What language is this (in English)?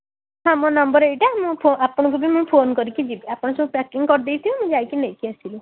Odia